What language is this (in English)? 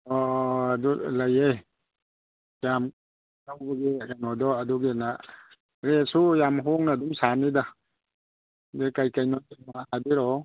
Manipuri